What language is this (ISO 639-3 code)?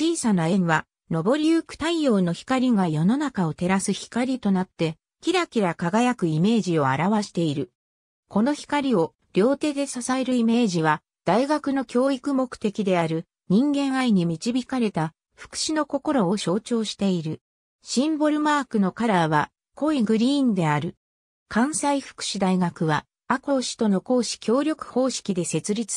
jpn